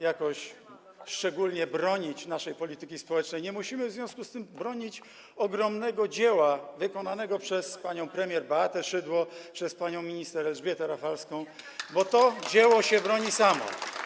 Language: Polish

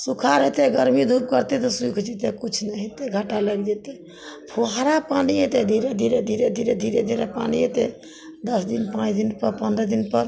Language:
Maithili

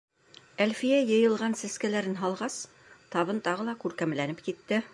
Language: Bashkir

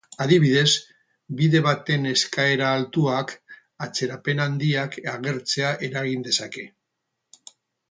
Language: Basque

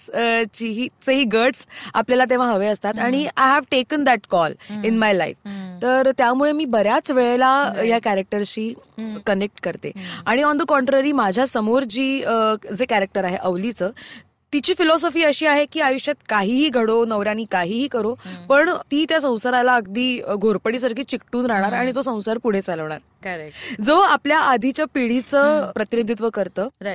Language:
Marathi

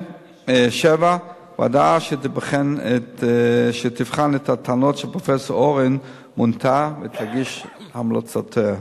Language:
Hebrew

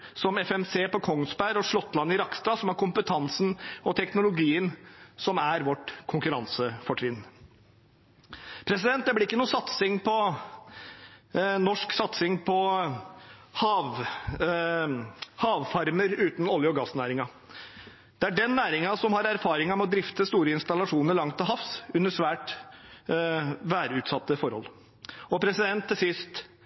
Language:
Norwegian Bokmål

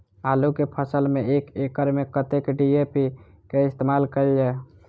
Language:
Maithili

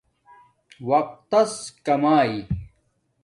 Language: Domaaki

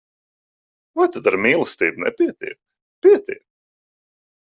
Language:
Latvian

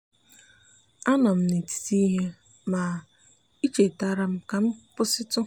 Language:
Igbo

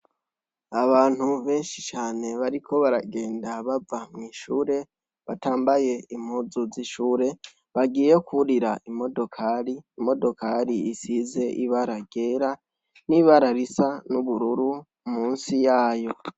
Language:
Rundi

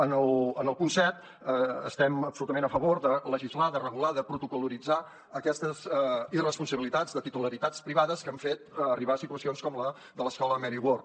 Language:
Catalan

